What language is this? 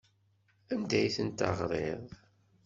Kabyle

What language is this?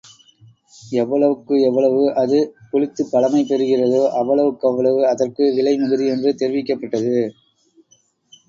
Tamil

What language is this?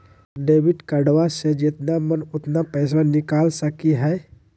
Magahi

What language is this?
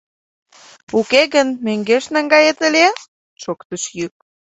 Mari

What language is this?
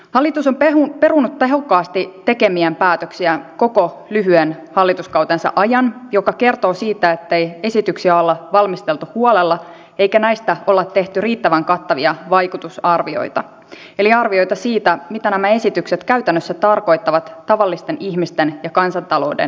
Finnish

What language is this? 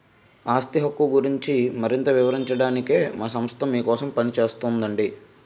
Telugu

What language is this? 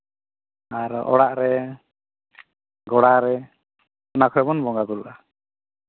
Santali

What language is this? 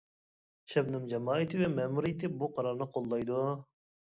Uyghur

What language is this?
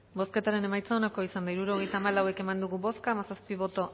Basque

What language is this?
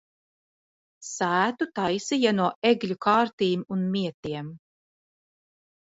Latvian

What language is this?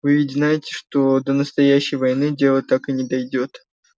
Russian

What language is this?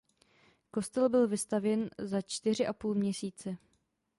Czech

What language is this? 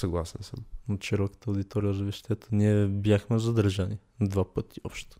Bulgarian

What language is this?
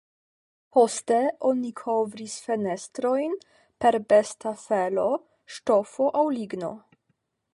Esperanto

